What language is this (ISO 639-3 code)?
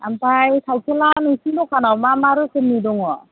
brx